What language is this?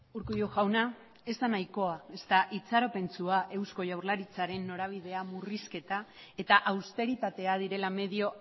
Basque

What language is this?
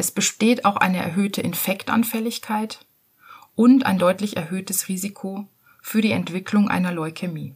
German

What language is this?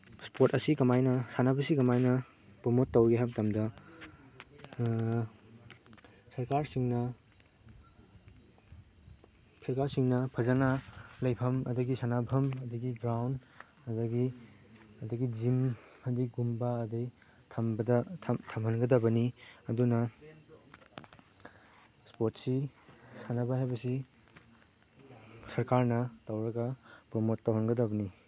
Manipuri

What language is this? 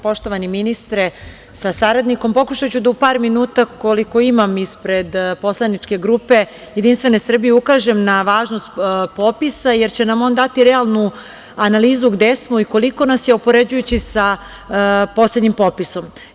Serbian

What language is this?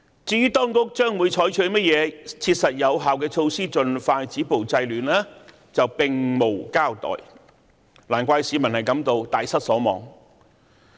Cantonese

